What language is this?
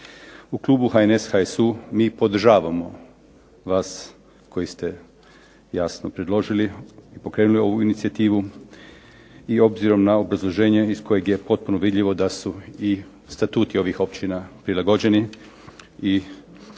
Croatian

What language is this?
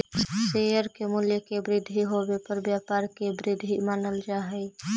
Magahi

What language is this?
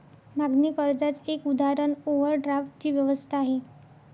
Marathi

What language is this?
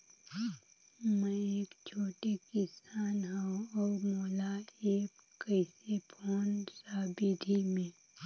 Chhattisgarhi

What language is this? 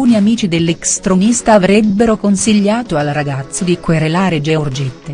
Italian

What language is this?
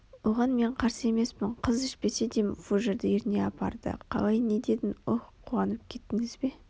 Kazakh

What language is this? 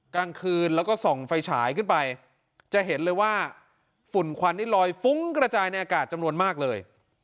Thai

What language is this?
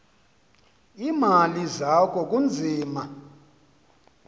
Xhosa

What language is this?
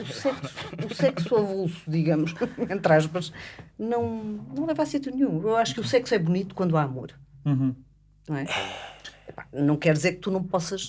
Portuguese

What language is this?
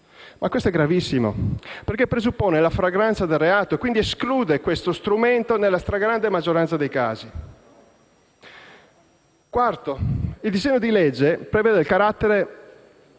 Italian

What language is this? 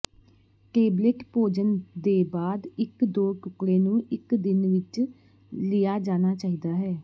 Punjabi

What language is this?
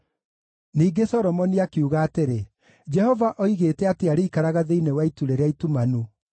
Kikuyu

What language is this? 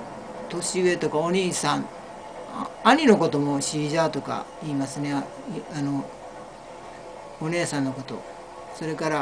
Japanese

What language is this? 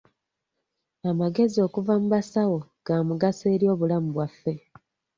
Ganda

